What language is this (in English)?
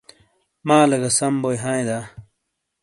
Shina